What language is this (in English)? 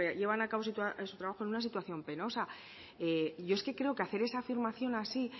Spanish